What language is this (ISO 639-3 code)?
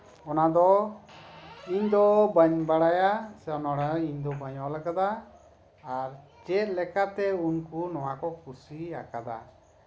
sat